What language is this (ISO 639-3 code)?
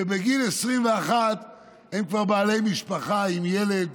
heb